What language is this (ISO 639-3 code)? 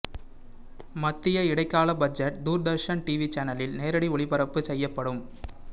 tam